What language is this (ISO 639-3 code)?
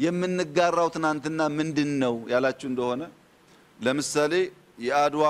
ara